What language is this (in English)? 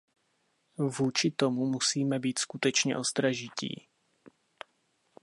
Czech